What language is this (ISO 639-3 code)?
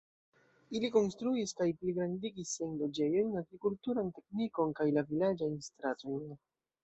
epo